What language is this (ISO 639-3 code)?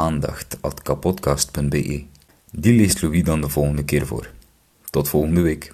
nld